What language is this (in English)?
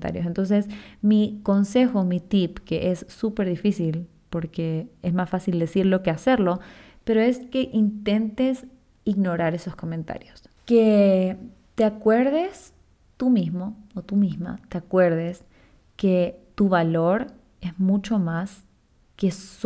Spanish